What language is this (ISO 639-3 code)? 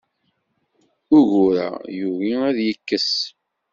kab